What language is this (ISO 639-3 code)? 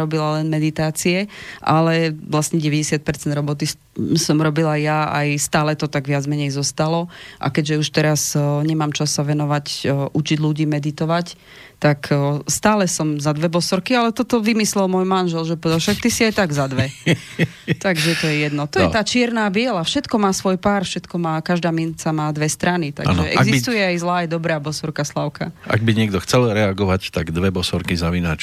slk